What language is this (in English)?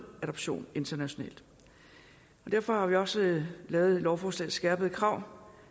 Danish